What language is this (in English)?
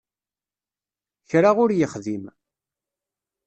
Kabyle